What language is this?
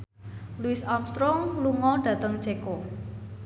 Javanese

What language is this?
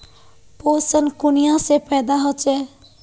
Magahi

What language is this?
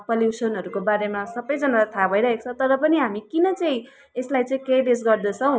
Nepali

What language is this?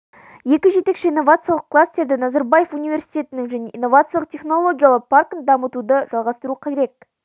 Kazakh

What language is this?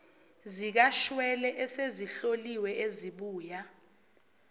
Zulu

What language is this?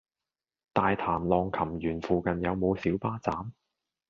Cantonese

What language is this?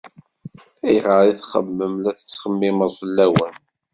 Kabyle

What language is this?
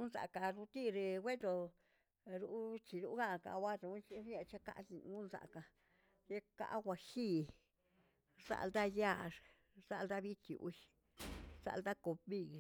Tilquiapan Zapotec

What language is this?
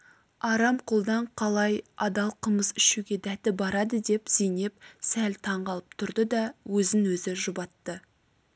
Kazakh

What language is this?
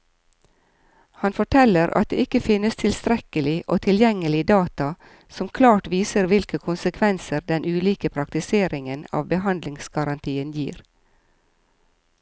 Norwegian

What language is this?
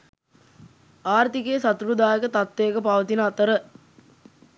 Sinhala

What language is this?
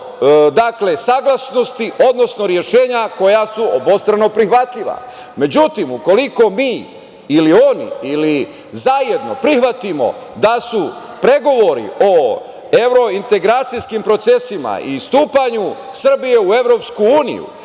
Serbian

